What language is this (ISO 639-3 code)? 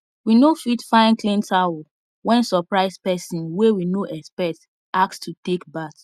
pcm